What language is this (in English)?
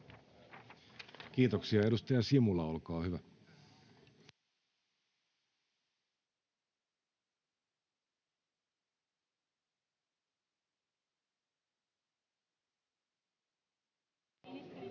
Finnish